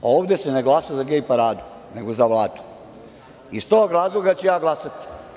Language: Serbian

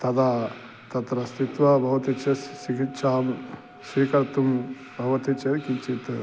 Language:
Sanskrit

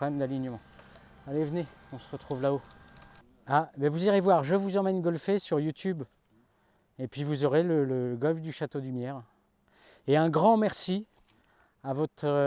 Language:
French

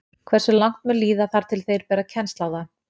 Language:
Icelandic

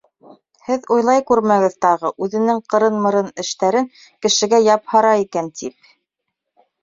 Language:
Bashkir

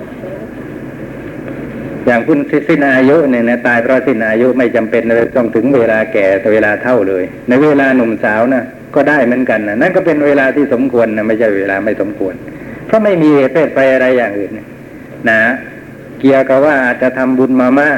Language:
Thai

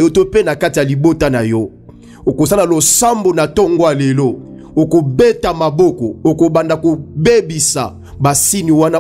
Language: French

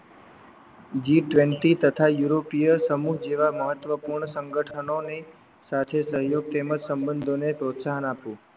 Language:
Gujarati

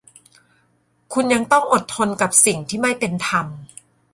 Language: Thai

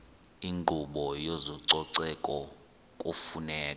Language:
Xhosa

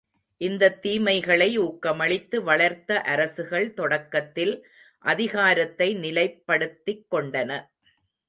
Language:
Tamil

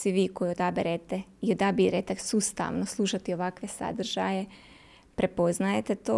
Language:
Croatian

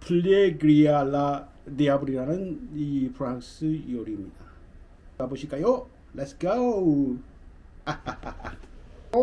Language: Korean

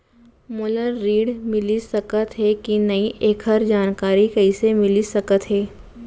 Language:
Chhattisgarhi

